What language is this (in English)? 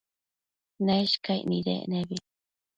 Matsés